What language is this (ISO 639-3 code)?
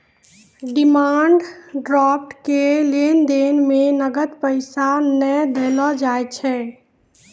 mai